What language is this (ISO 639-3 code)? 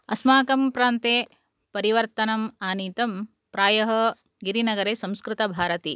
san